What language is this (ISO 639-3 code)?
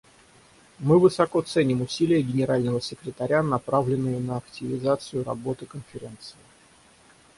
rus